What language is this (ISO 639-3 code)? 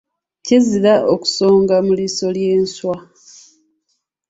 lug